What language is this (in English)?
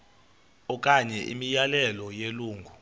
Xhosa